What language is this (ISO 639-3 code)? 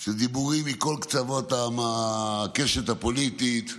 heb